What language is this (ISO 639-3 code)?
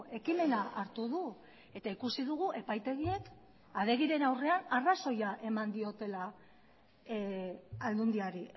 eus